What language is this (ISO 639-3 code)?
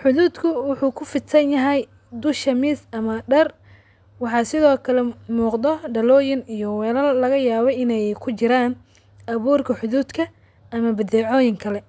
som